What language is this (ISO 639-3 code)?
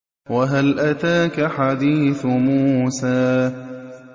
ara